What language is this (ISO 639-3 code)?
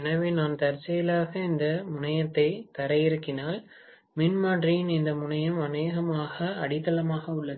tam